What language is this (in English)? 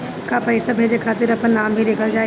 Bhojpuri